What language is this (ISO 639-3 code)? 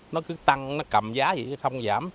vie